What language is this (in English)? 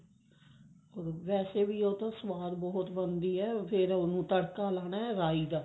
Punjabi